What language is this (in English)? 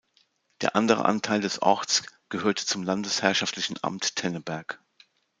German